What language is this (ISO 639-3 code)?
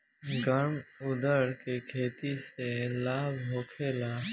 bho